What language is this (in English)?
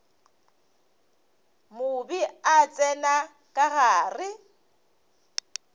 Northern Sotho